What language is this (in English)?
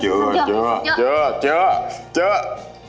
Vietnamese